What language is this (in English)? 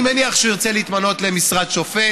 Hebrew